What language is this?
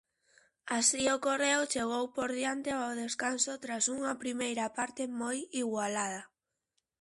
Galician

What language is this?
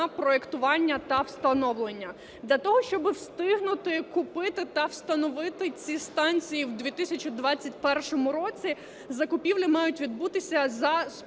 Ukrainian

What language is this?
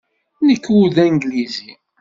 Kabyle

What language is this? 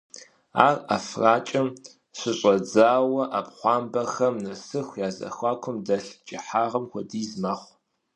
Kabardian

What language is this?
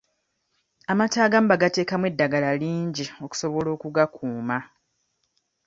Ganda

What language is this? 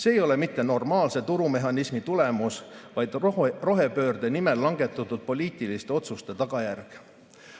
Estonian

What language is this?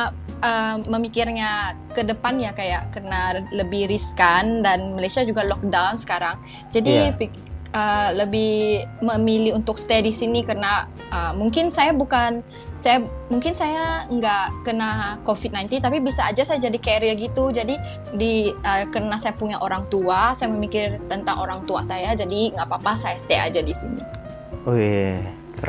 Indonesian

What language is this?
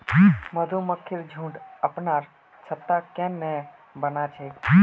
Magahi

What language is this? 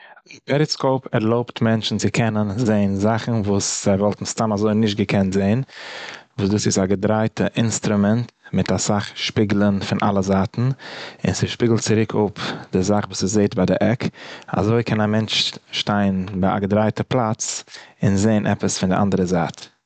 Yiddish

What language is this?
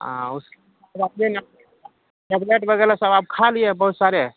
Urdu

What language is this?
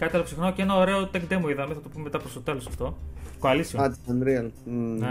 Greek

